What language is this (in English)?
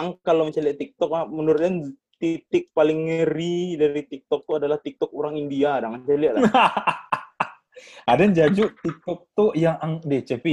Indonesian